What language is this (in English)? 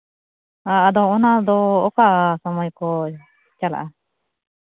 Santali